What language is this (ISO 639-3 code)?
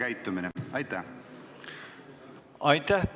est